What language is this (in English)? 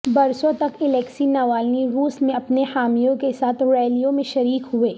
Urdu